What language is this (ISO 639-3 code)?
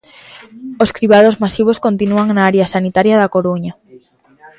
glg